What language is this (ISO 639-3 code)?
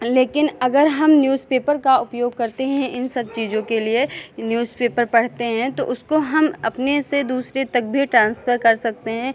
hin